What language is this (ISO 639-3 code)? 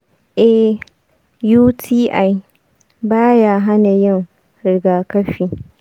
hau